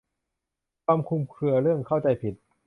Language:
Thai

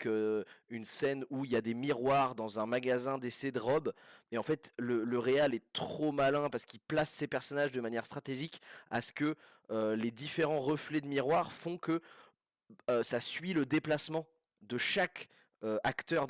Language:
French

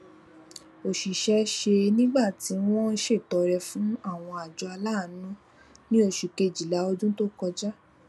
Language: Yoruba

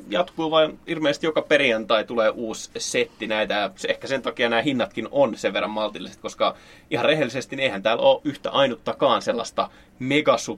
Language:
Finnish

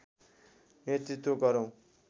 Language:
Nepali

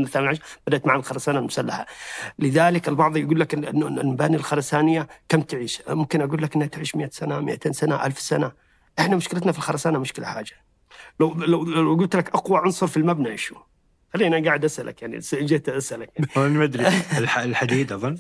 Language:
Arabic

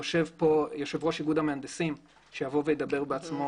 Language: Hebrew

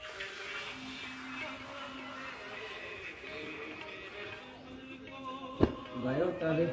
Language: Hindi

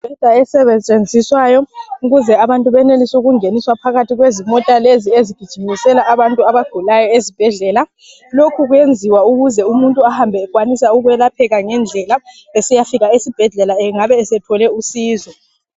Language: North Ndebele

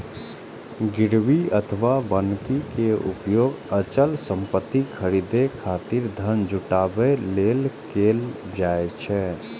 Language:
Maithili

